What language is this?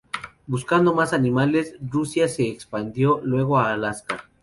Spanish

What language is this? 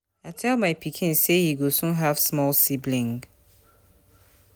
Nigerian Pidgin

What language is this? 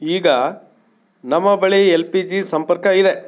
Kannada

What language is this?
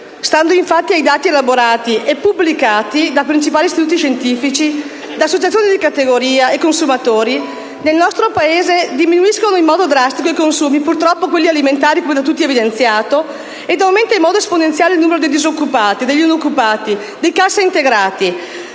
Italian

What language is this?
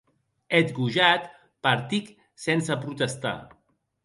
Occitan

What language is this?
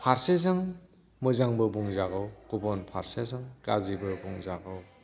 Bodo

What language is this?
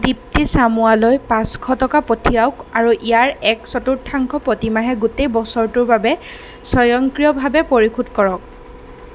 Assamese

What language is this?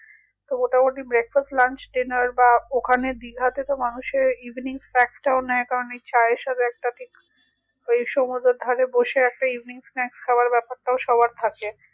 Bangla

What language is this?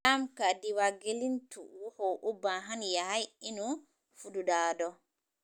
Somali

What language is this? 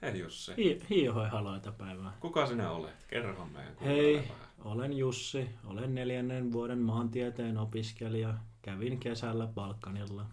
Finnish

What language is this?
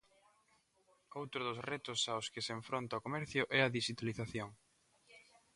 Galician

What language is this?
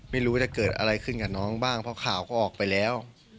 Thai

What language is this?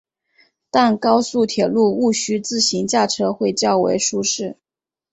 Chinese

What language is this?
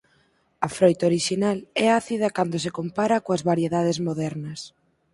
Galician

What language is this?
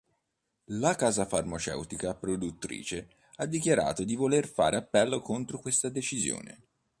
Italian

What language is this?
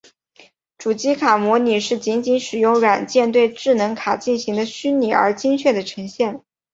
Chinese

